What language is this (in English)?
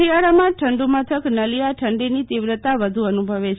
Gujarati